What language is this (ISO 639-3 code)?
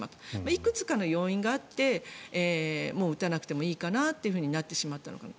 jpn